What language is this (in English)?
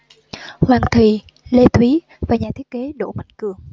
Vietnamese